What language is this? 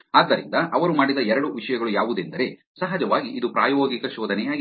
Kannada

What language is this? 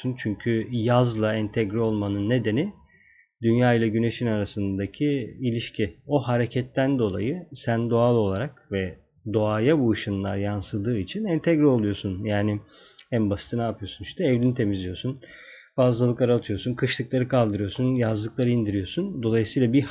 Turkish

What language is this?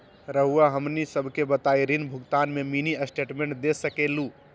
Magahi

